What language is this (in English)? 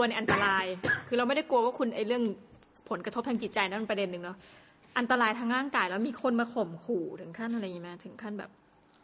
Thai